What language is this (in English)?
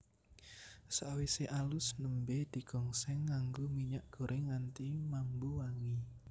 Javanese